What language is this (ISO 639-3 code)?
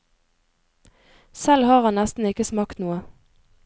nor